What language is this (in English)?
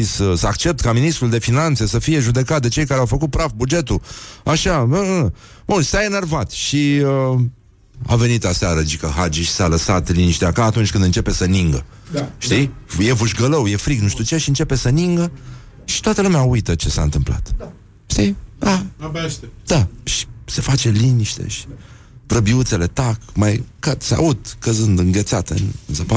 Romanian